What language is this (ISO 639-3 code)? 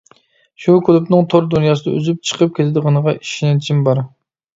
uig